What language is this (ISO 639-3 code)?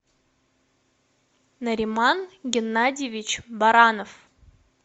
rus